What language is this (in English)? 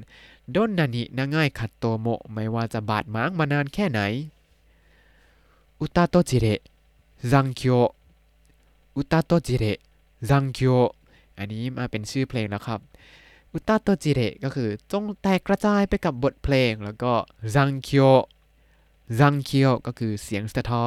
Thai